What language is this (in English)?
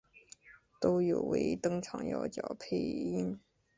Chinese